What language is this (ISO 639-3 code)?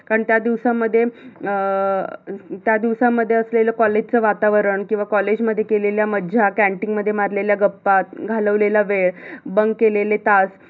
mar